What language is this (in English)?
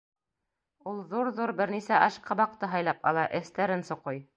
Bashkir